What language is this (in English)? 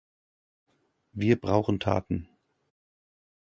German